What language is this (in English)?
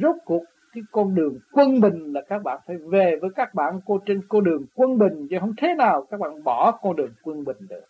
Vietnamese